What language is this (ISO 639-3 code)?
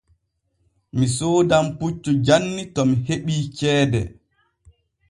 fue